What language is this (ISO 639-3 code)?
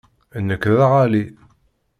kab